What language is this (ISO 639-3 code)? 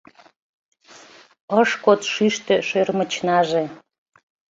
chm